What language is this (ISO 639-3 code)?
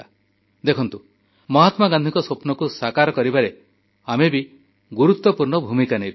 ori